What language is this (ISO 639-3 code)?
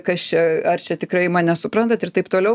lit